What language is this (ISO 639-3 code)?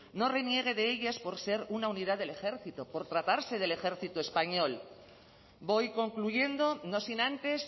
spa